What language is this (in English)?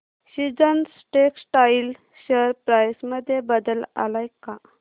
Marathi